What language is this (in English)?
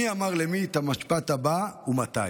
Hebrew